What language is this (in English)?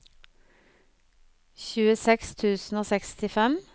Norwegian